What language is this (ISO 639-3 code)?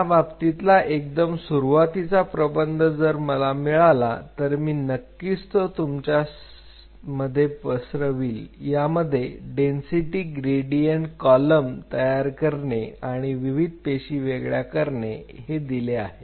mar